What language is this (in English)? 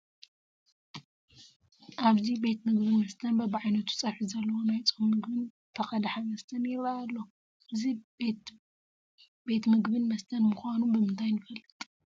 Tigrinya